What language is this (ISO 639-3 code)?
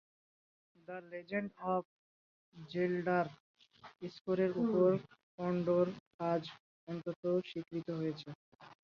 ben